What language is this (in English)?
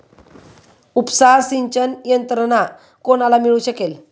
Marathi